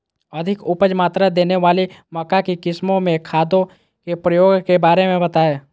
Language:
Magahi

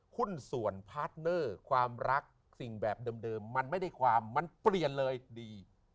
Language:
Thai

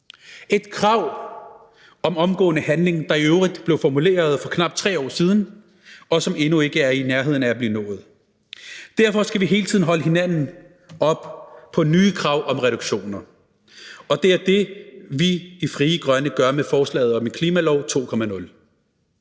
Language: Danish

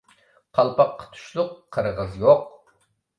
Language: Uyghur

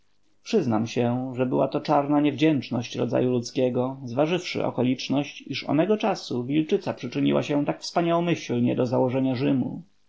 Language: Polish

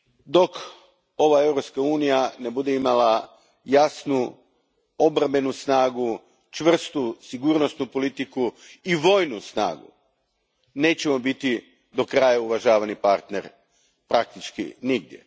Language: Croatian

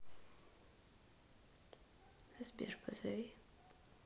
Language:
Russian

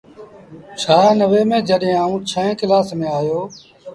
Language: Sindhi Bhil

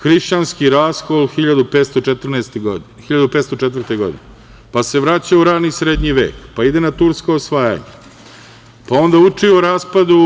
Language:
Serbian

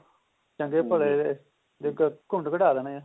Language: Punjabi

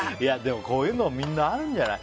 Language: Japanese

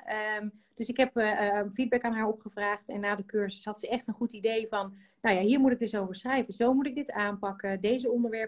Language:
Dutch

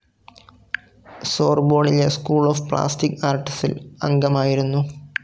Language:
Malayalam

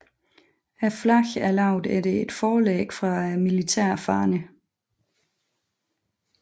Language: Danish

